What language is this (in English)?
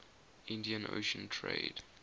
English